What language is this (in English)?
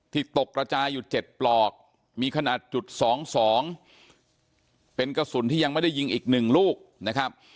Thai